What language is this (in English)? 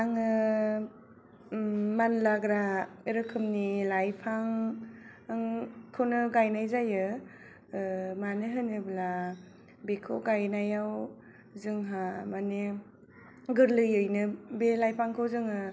Bodo